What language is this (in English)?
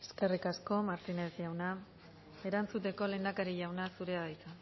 Basque